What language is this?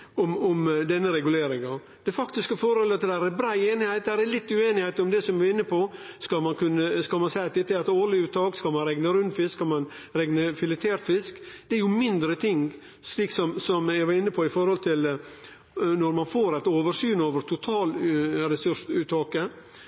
Norwegian Nynorsk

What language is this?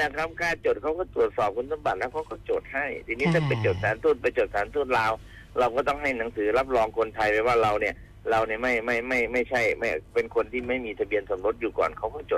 Thai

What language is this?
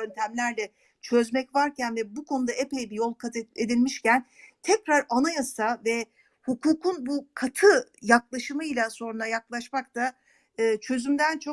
Turkish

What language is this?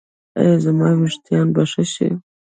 Pashto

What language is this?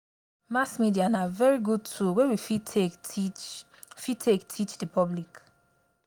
Nigerian Pidgin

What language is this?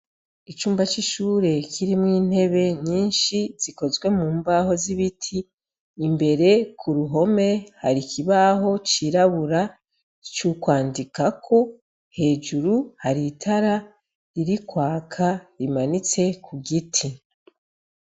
Rundi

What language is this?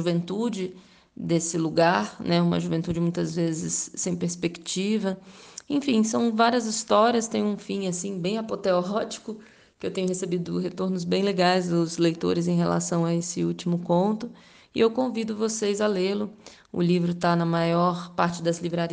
Portuguese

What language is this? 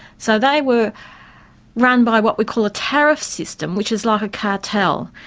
English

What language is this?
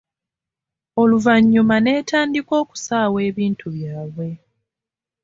Ganda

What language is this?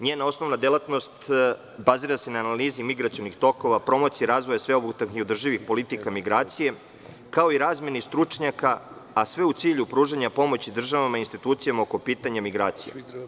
Serbian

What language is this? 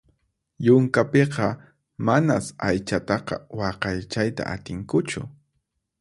Puno Quechua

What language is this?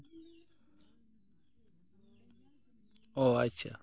Santali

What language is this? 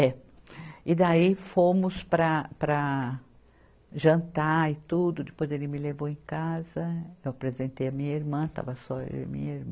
Portuguese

